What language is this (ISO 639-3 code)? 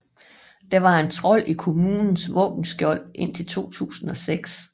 dan